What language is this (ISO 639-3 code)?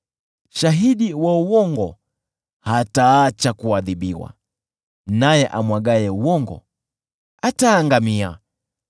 swa